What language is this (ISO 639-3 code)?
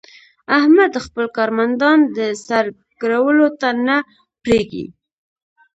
pus